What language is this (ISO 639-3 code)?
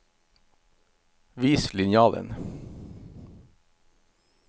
nor